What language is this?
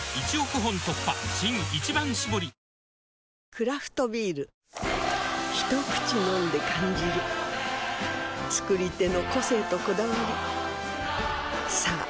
Japanese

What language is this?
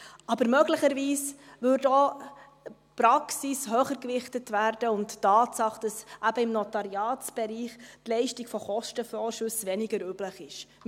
Swiss German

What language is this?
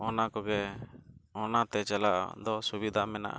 Santali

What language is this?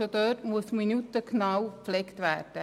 Swiss German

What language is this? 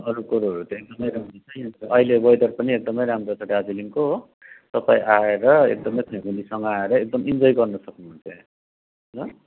Nepali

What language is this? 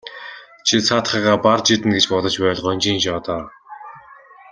Mongolian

